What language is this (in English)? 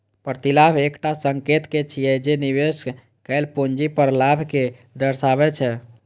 Maithili